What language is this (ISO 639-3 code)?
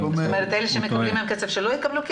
heb